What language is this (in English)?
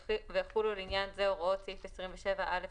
Hebrew